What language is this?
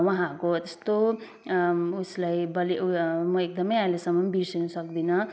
Nepali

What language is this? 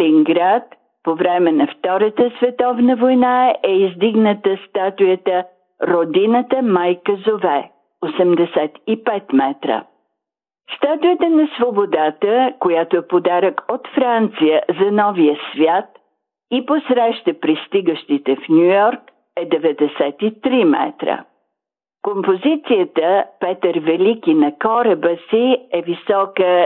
Bulgarian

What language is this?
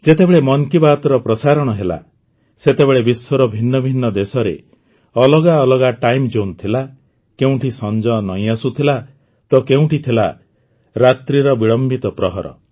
Odia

